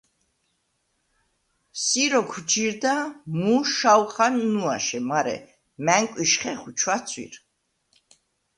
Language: Svan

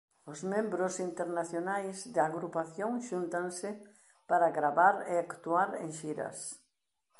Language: Galician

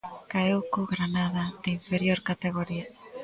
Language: Galician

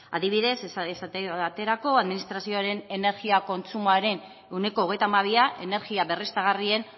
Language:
Basque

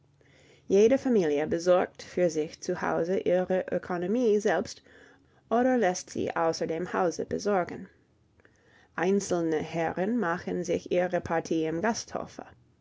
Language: German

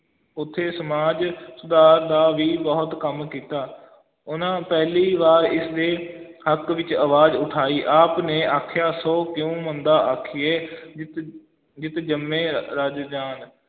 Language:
Punjabi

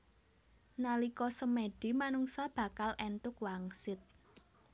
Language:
Javanese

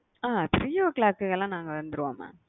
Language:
Tamil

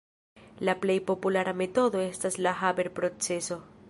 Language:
Esperanto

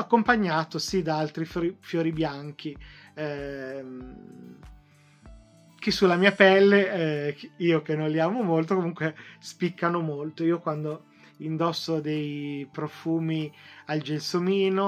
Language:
Italian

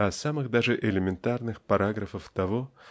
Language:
Russian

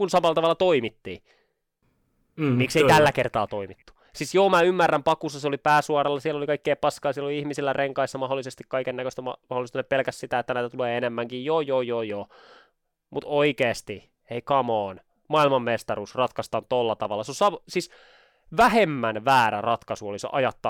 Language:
Finnish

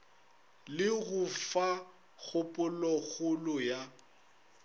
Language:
Northern Sotho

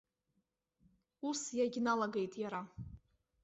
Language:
Abkhazian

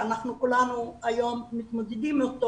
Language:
Hebrew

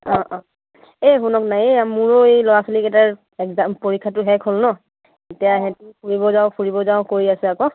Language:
Assamese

